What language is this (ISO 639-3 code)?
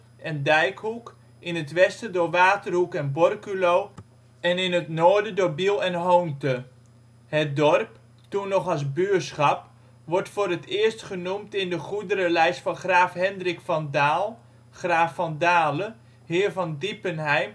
nld